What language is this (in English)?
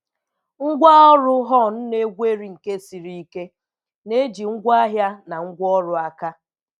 Igbo